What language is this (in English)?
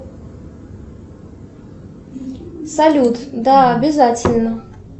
Russian